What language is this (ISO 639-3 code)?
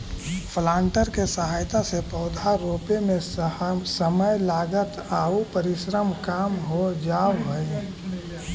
mag